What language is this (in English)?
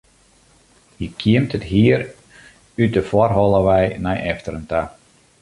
Western Frisian